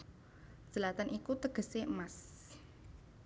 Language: Javanese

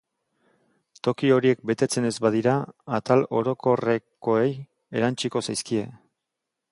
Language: Basque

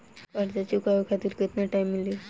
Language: Bhojpuri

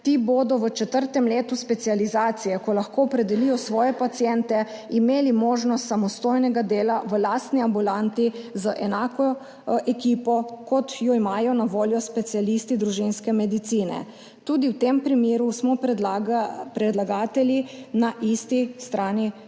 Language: Slovenian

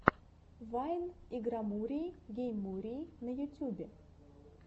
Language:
Russian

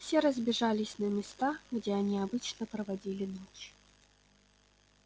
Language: Russian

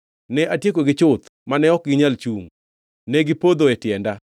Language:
Luo (Kenya and Tanzania)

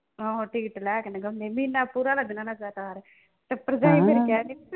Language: Punjabi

